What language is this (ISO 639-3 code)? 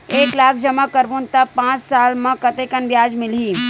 hne